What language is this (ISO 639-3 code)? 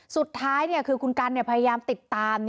tha